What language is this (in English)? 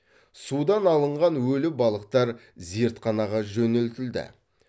Kazakh